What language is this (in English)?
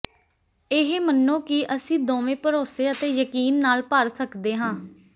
Punjabi